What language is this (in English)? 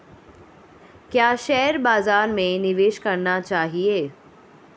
Hindi